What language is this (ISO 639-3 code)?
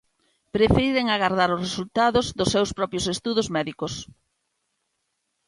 glg